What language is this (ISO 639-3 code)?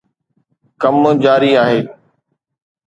snd